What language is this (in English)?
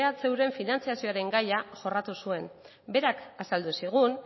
Basque